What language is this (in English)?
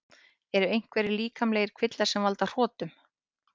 Icelandic